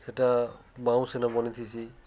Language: Odia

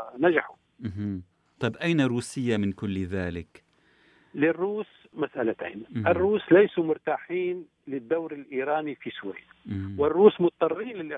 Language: Arabic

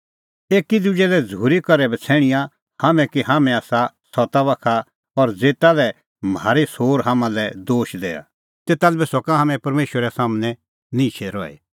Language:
Kullu Pahari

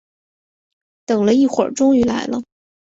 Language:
Chinese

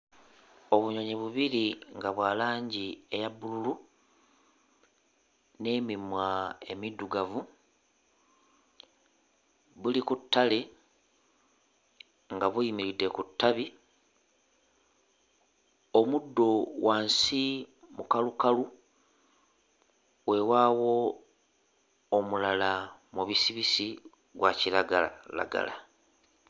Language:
Ganda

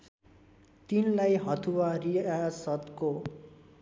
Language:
Nepali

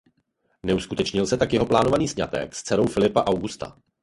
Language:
Czech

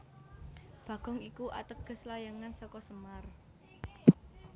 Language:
Javanese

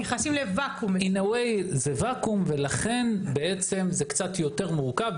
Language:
Hebrew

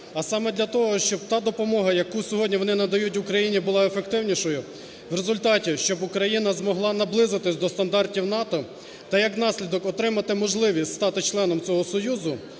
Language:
Ukrainian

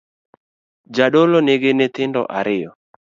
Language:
Luo (Kenya and Tanzania)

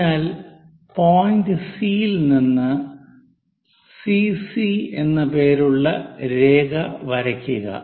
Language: Malayalam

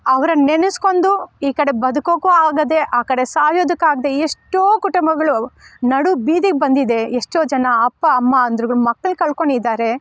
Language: Kannada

